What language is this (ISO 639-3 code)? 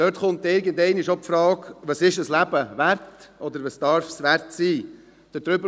gsw